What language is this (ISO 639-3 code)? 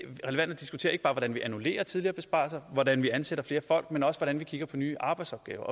dan